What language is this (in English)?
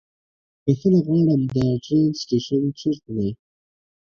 Pashto